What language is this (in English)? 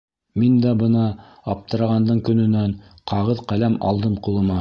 Bashkir